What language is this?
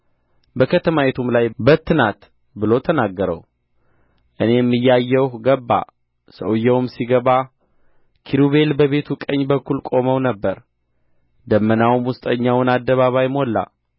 Amharic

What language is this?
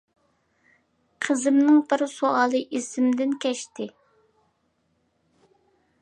Uyghur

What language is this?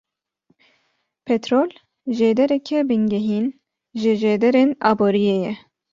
Kurdish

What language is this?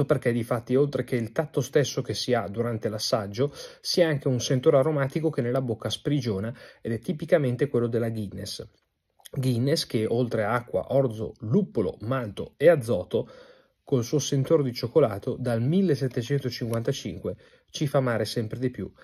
Italian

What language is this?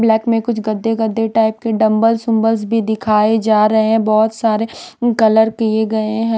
Hindi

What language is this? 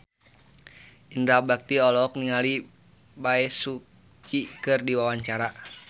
Sundanese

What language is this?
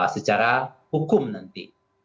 Indonesian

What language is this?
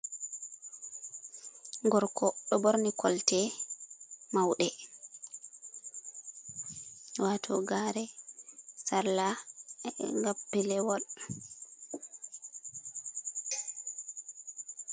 Fula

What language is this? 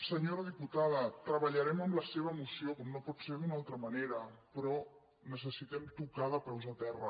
Catalan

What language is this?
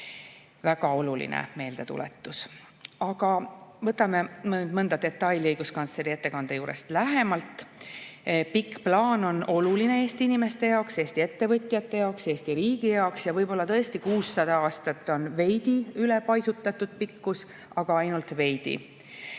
Estonian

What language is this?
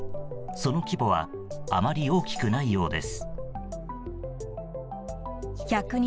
Japanese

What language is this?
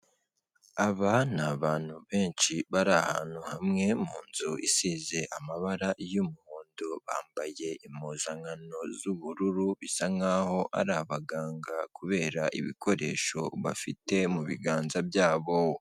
Kinyarwanda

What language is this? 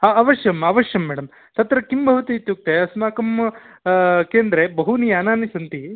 Sanskrit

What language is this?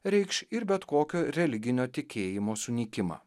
Lithuanian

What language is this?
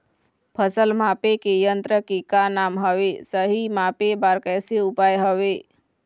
Chhattisgarhi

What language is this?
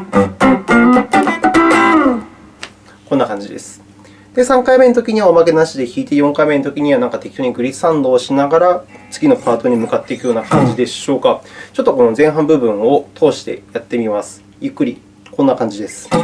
Japanese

